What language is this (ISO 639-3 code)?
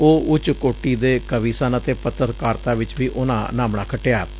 pan